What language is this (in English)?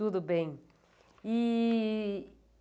Portuguese